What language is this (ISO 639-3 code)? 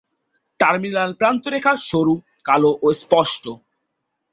ben